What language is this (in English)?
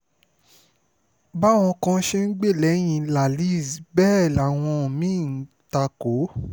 Yoruba